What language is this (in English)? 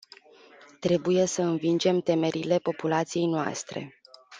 Romanian